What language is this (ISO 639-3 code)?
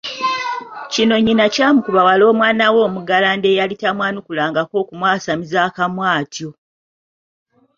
lug